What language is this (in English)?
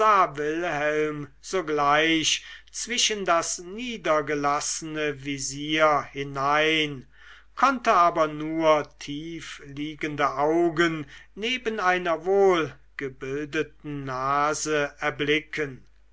German